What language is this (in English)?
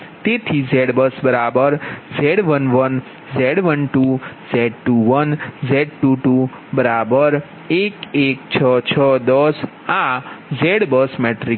Gujarati